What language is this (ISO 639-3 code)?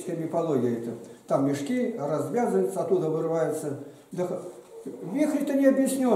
rus